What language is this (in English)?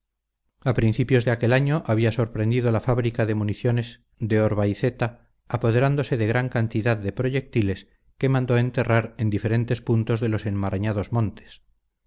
Spanish